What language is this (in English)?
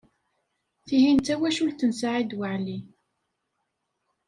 Kabyle